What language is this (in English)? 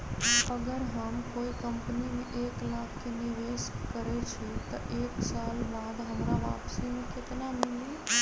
Magahi